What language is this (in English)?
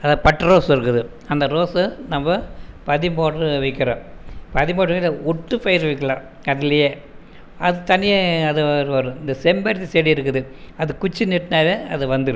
Tamil